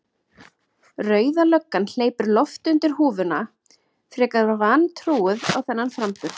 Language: Icelandic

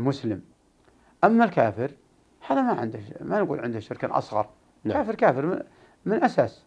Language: Arabic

